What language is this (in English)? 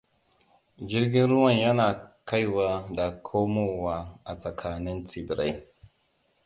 Hausa